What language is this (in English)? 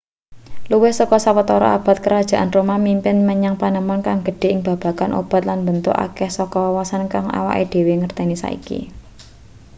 Javanese